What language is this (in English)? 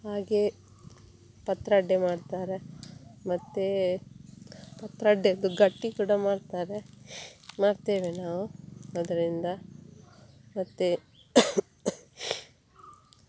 Kannada